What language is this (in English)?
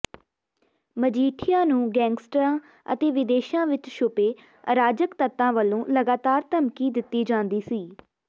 Punjabi